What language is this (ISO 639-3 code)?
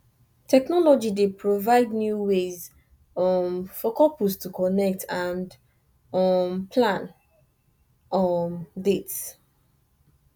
pcm